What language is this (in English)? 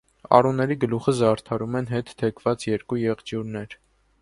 Armenian